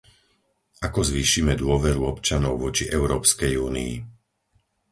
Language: Slovak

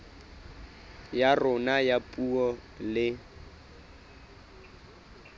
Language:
Southern Sotho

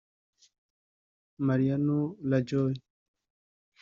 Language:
Kinyarwanda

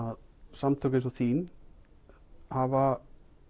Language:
Icelandic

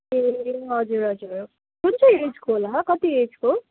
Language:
Nepali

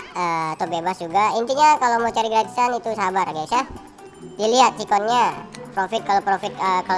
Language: Indonesian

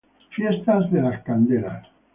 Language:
Spanish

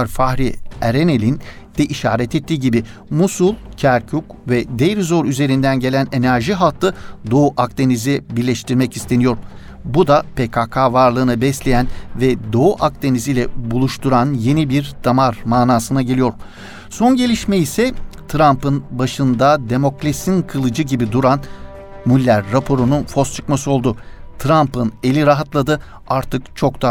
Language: Turkish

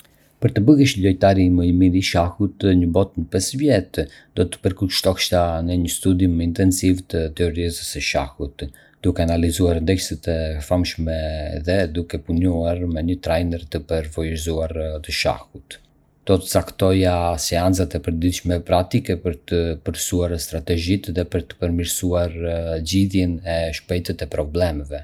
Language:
Arbëreshë Albanian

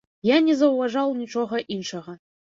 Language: Belarusian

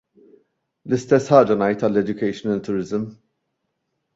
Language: Maltese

